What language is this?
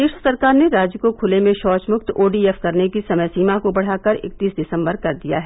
Hindi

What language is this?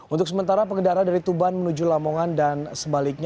Indonesian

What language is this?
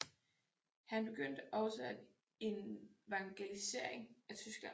Danish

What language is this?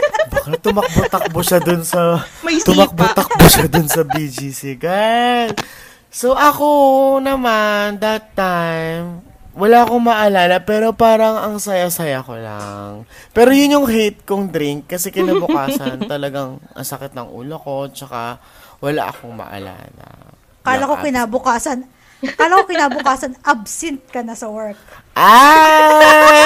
Filipino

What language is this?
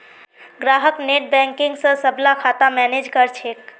Magahi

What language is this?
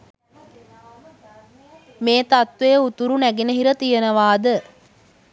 Sinhala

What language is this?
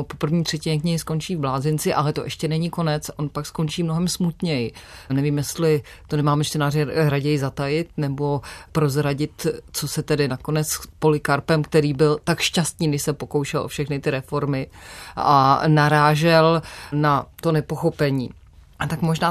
Czech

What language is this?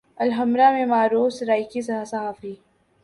Urdu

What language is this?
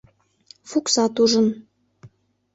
Mari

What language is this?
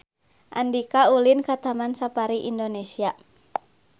Sundanese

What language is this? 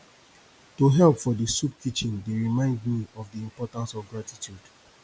Nigerian Pidgin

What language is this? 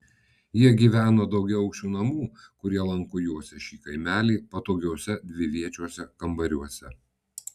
Lithuanian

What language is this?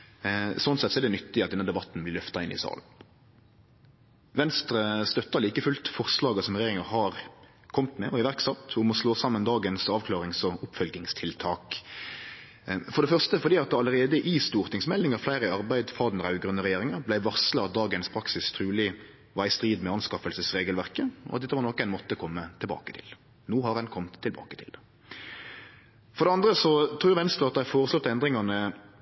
Norwegian Nynorsk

